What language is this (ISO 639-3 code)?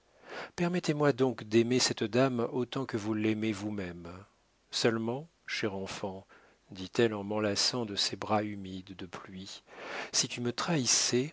fra